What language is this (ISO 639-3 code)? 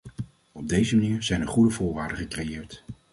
nld